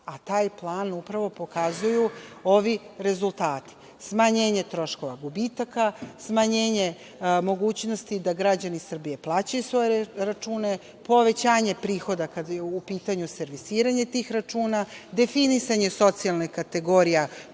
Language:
Serbian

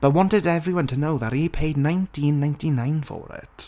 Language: English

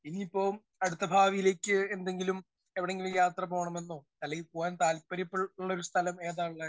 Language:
Malayalam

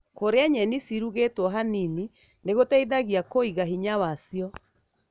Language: Kikuyu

